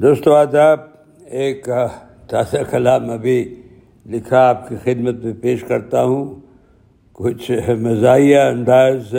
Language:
Urdu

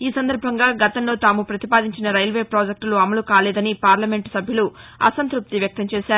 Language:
Telugu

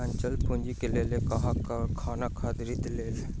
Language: Maithili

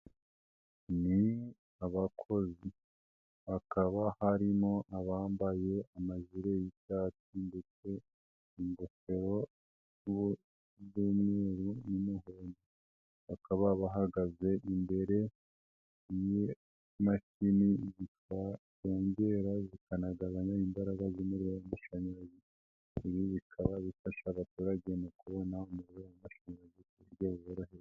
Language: Kinyarwanda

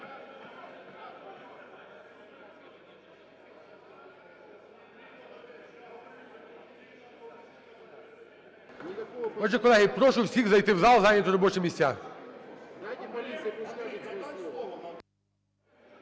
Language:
Ukrainian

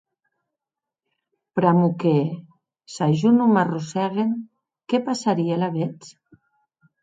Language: Occitan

